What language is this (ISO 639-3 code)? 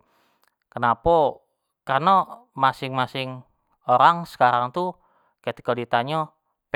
jax